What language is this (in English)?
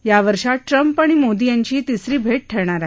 Marathi